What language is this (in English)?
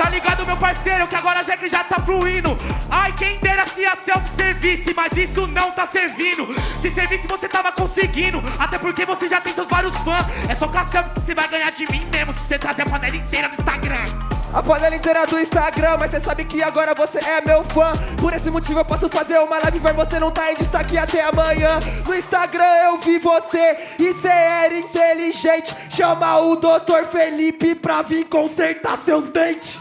Portuguese